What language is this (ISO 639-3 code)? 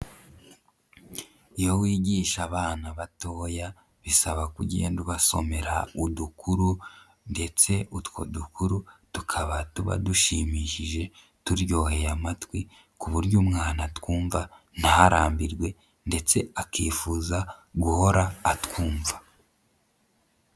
kin